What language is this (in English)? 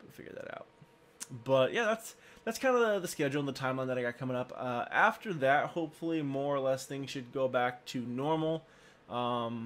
English